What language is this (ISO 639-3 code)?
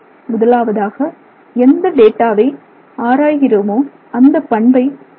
tam